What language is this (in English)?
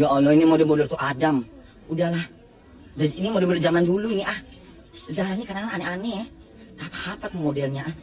Indonesian